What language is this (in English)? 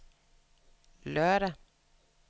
Danish